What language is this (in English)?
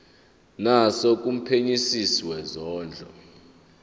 Zulu